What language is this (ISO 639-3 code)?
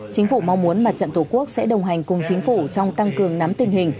vie